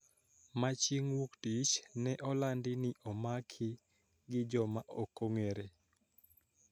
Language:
Luo (Kenya and Tanzania)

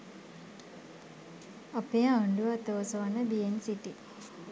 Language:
Sinhala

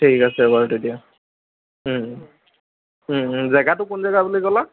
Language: Assamese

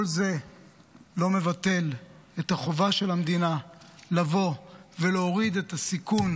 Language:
Hebrew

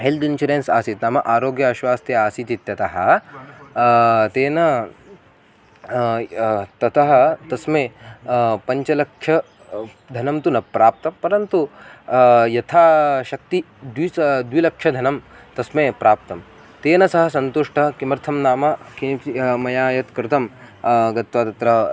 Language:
Sanskrit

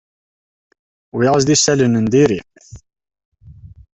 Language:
Kabyle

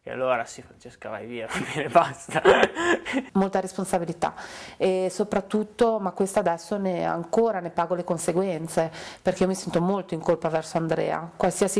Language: Italian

